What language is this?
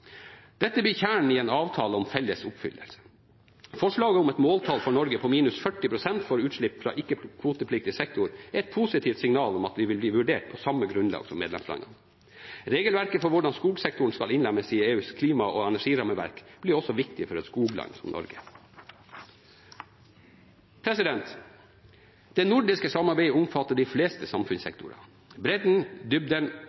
Norwegian Bokmål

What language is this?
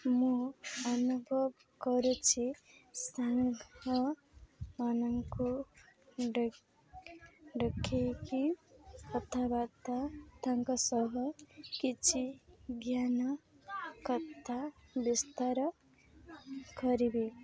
Odia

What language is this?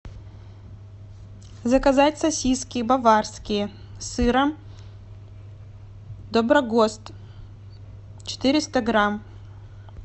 Russian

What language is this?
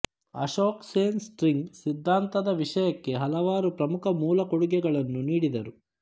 Kannada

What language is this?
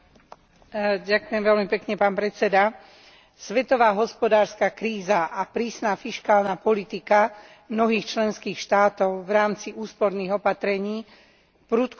Slovak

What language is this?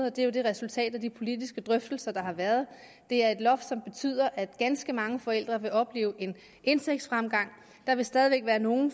Danish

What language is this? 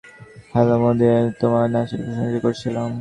Bangla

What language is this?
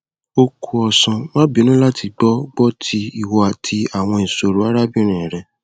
Yoruba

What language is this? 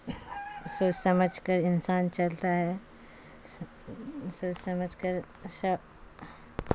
Urdu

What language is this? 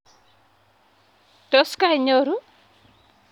Kalenjin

